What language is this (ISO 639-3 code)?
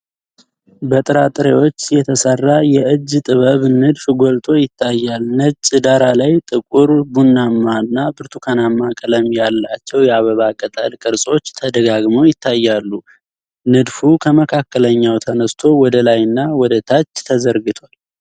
amh